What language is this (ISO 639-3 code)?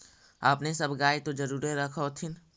mag